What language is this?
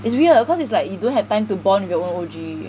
English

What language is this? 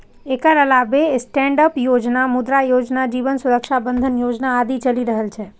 Maithili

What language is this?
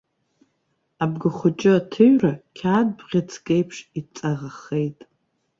Abkhazian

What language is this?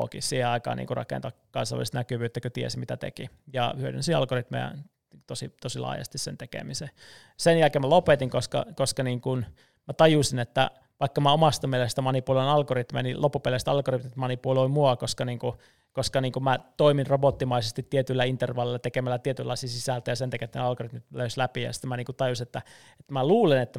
Finnish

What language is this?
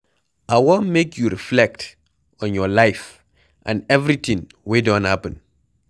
Nigerian Pidgin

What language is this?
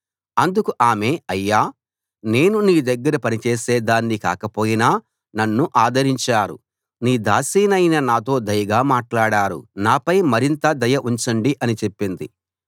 Telugu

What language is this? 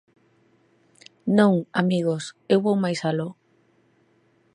Galician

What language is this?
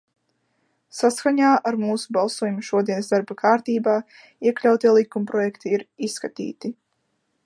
Latvian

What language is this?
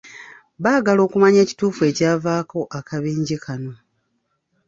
Ganda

